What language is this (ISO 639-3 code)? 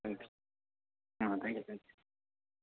mni